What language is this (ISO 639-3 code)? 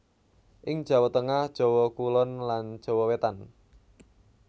jav